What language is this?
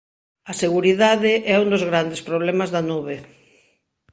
Galician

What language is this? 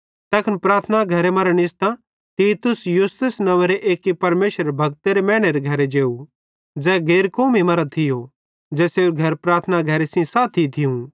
Bhadrawahi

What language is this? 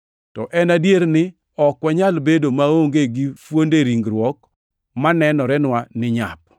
Luo (Kenya and Tanzania)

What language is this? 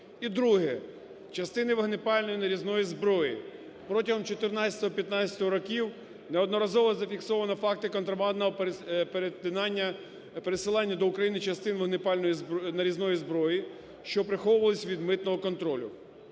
Ukrainian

